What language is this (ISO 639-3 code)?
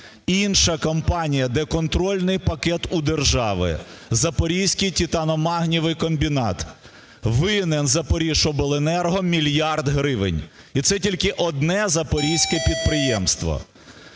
ukr